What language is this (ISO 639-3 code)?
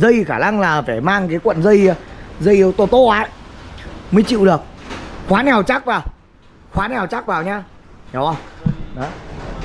vie